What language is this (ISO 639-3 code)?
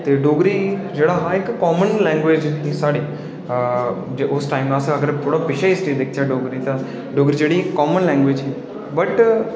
doi